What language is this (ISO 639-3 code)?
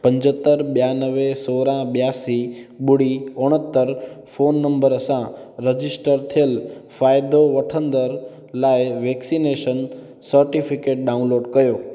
snd